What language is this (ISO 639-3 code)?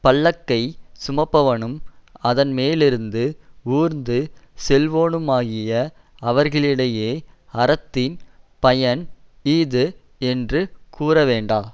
tam